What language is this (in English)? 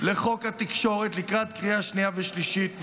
Hebrew